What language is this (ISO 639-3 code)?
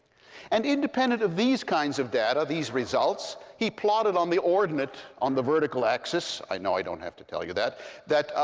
eng